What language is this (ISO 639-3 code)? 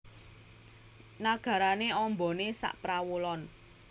jav